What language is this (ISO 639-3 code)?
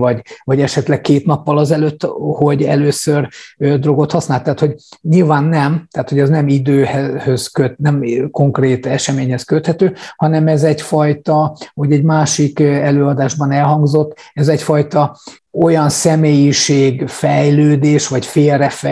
hun